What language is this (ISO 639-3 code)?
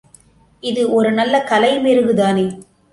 tam